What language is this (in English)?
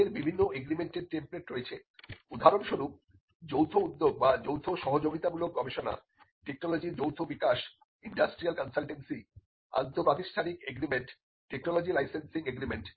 Bangla